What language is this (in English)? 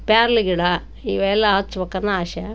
Kannada